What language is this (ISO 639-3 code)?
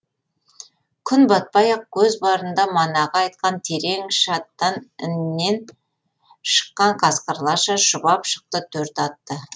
kaz